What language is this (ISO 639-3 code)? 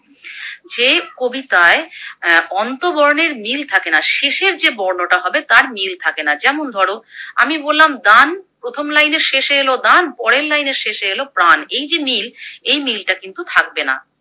ben